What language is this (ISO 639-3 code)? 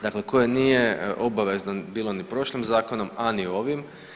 hrv